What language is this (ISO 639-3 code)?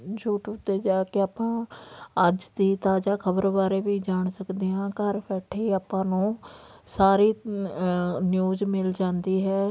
pan